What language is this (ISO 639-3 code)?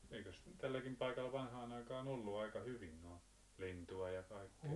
fin